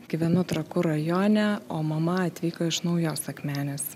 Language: Lithuanian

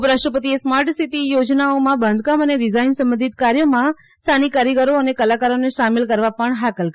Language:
Gujarati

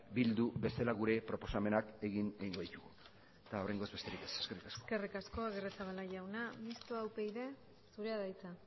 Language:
Basque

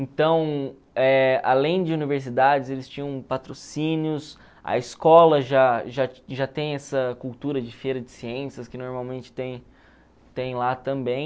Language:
Portuguese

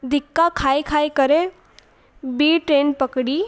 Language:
Sindhi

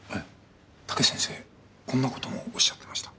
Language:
Japanese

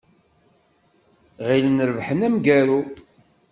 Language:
Kabyle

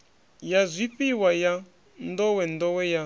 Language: Venda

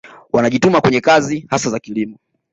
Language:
Swahili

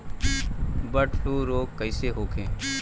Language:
Bhojpuri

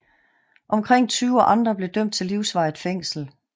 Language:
Danish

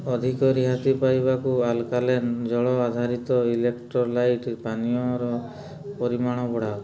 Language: Odia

